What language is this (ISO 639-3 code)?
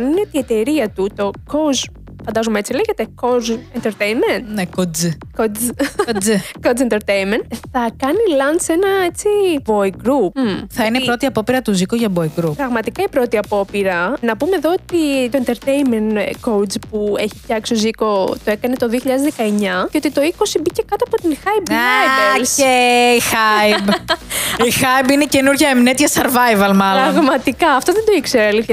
ell